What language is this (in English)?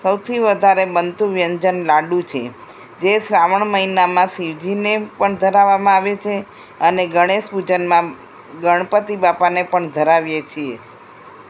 Gujarati